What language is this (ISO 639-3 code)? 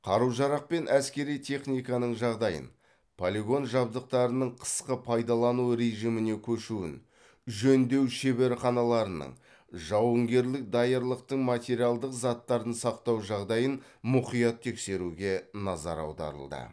kaz